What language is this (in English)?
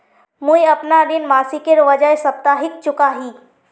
Magahi